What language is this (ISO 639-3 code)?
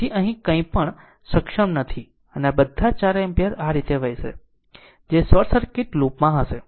guj